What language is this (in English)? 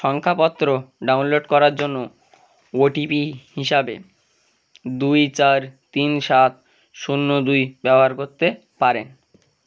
Bangla